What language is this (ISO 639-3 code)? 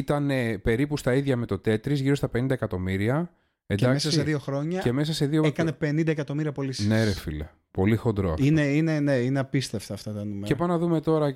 ell